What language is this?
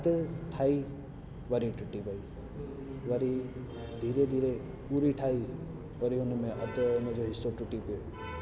Sindhi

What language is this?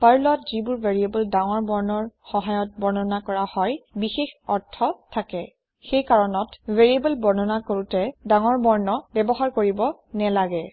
Assamese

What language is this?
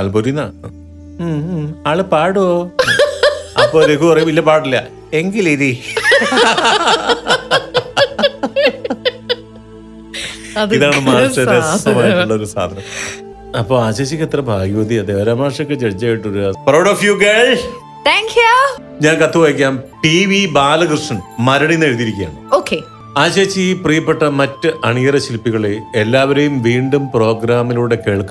Malayalam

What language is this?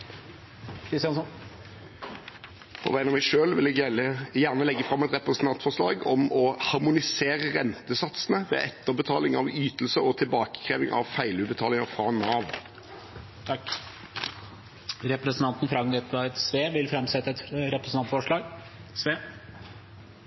Norwegian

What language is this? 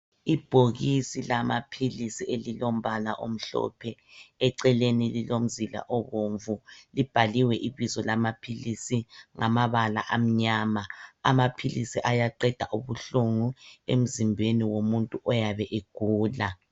North Ndebele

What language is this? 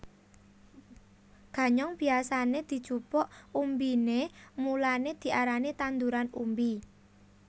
Javanese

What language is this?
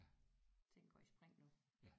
Danish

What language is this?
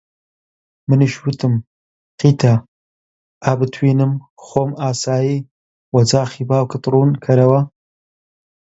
Central Kurdish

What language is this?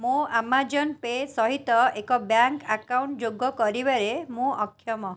Odia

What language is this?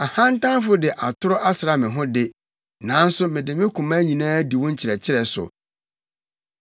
Akan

